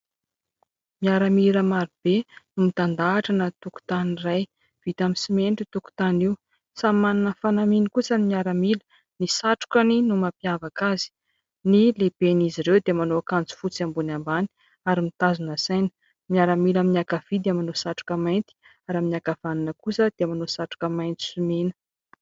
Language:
Malagasy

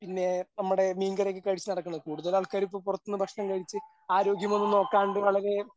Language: Malayalam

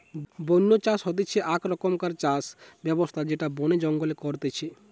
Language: Bangla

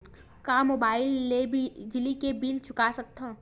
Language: Chhattisgarhi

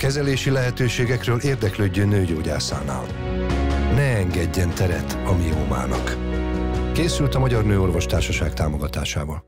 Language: Hungarian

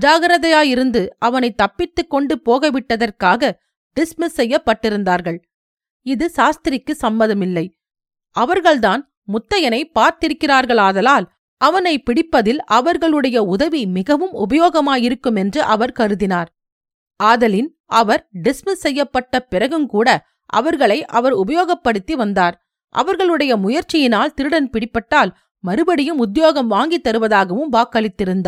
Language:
Tamil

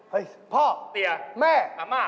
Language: Thai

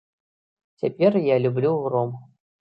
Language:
Belarusian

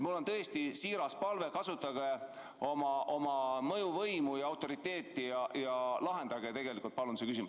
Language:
Estonian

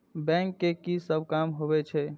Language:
Maithili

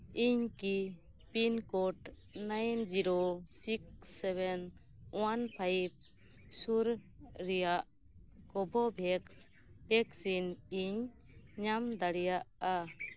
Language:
Santali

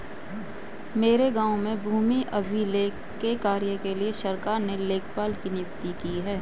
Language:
Hindi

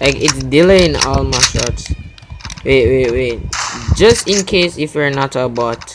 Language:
English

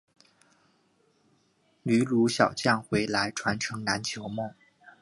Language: Chinese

